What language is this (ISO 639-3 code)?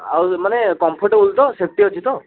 ori